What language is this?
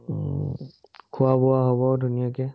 Assamese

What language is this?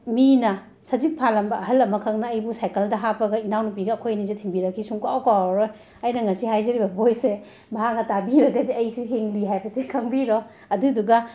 Manipuri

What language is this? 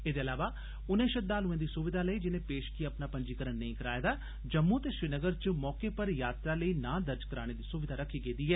Dogri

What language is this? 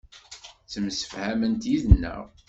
Kabyle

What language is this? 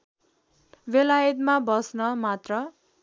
Nepali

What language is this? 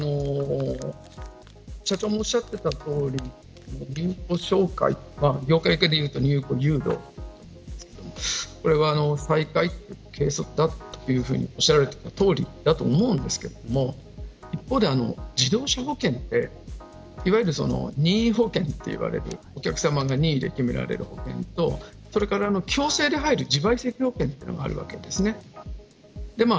Japanese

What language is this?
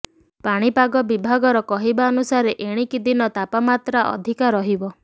Odia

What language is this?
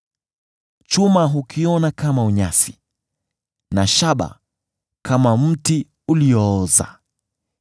Swahili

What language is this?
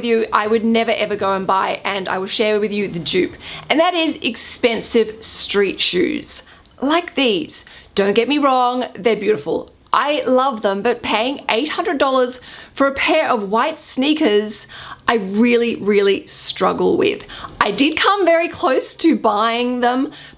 English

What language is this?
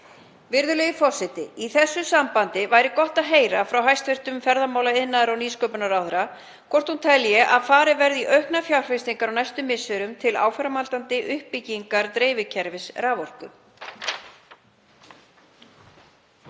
Icelandic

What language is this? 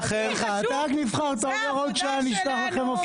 Hebrew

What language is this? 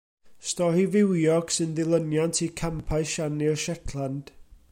Welsh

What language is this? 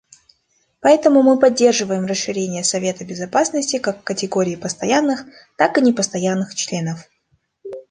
Russian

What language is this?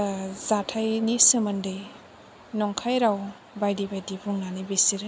Bodo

